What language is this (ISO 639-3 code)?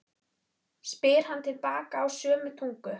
isl